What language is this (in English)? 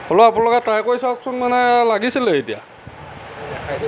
Assamese